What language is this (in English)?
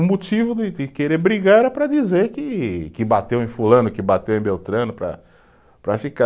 Portuguese